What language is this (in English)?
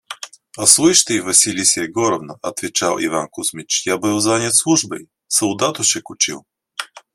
Russian